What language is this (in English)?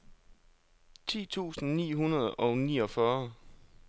Danish